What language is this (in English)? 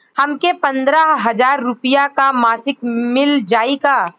Bhojpuri